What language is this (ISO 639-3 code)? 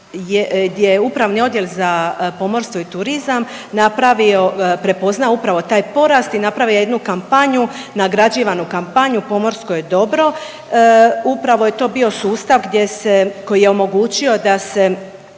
hrv